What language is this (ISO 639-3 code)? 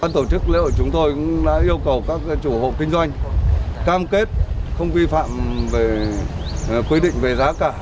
vie